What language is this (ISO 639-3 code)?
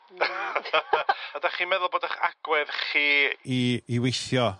cym